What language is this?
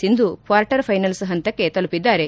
Kannada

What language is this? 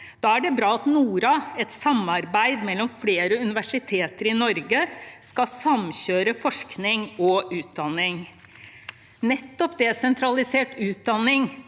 Norwegian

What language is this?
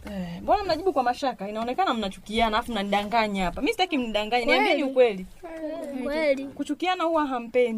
Swahili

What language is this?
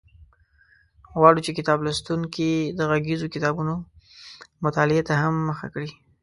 Pashto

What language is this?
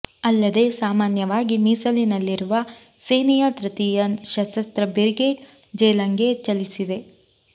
Kannada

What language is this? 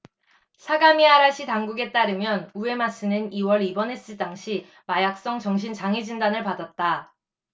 Korean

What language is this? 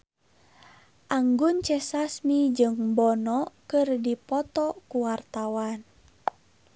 Sundanese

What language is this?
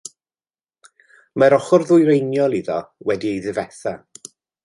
Welsh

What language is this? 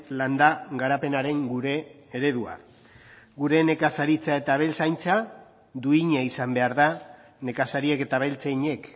Basque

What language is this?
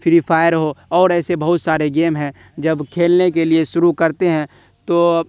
Urdu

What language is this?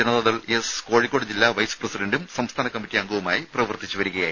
Malayalam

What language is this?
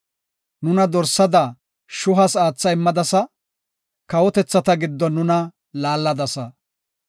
Gofa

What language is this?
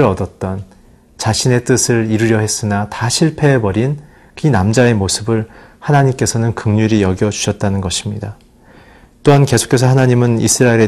Korean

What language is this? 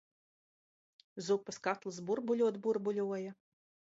Latvian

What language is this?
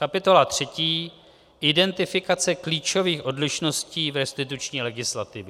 Czech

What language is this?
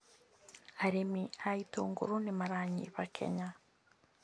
Kikuyu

